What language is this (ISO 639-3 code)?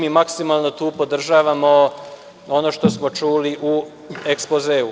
srp